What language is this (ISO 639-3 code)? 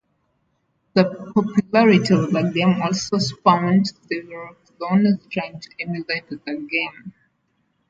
eng